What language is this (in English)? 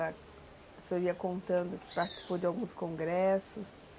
Portuguese